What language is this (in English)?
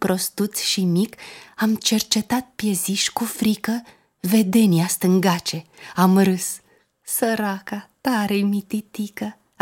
Romanian